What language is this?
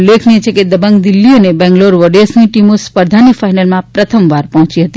Gujarati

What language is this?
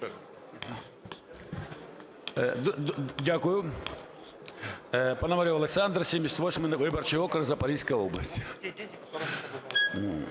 Ukrainian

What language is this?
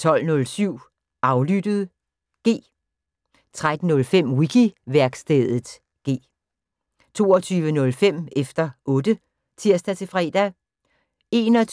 Danish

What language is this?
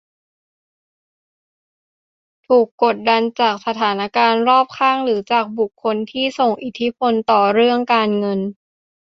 Thai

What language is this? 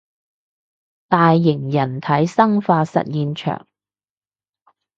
Cantonese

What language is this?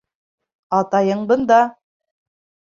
Bashkir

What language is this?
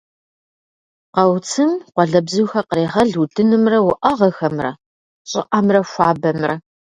Kabardian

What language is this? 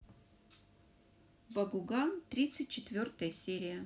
Russian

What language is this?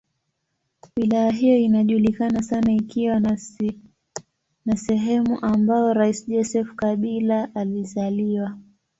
Swahili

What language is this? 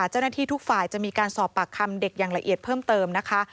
Thai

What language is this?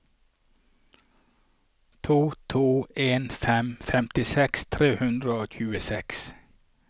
Norwegian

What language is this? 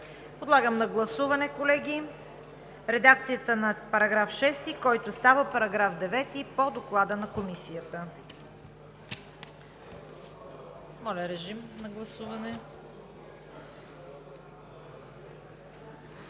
Bulgarian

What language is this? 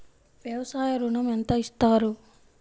Telugu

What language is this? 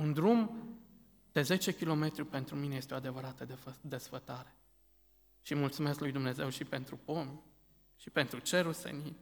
Romanian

